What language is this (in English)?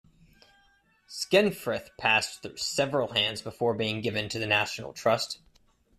English